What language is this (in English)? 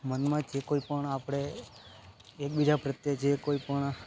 Gujarati